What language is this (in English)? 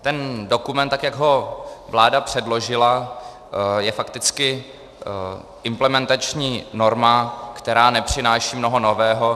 Czech